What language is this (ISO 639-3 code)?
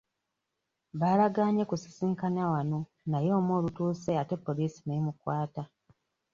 lug